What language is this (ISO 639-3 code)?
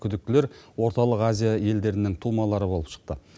kaz